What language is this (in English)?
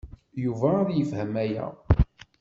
Kabyle